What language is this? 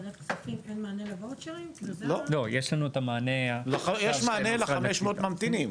Hebrew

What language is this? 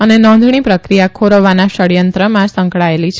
Gujarati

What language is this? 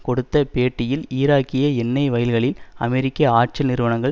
Tamil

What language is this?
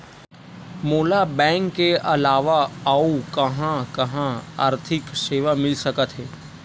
Chhattisgarhi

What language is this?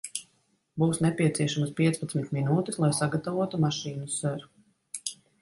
Latvian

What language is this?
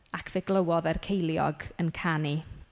Welsh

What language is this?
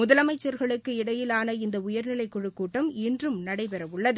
Tamil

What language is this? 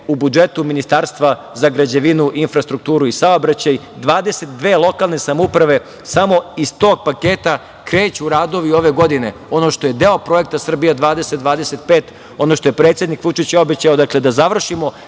Serbian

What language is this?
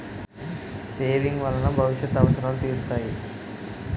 Telugu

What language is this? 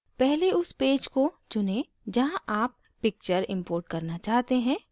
Hindi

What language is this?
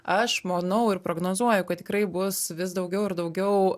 Lithuanian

